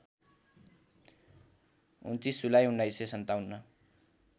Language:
Nepali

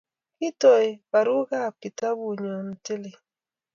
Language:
Kalenjin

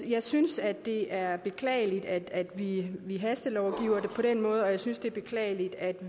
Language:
Danish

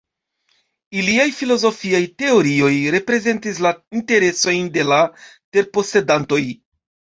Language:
Esperanto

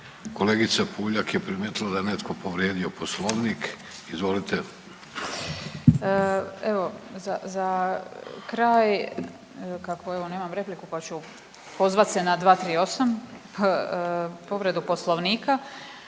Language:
Croatian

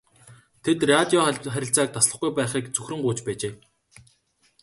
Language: Mongolian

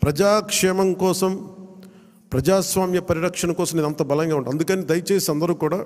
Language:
Telugu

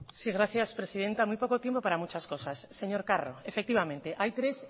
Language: Spanish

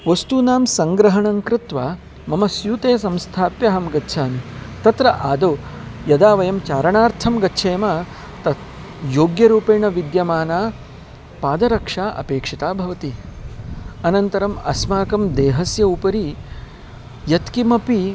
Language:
Sanskrit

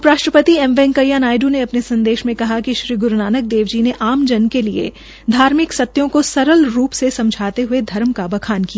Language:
Hindi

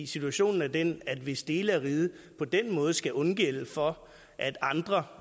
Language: Danish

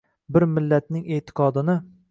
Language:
Uzbek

